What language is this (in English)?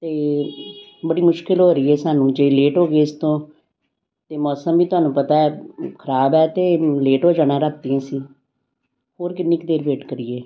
Punjabi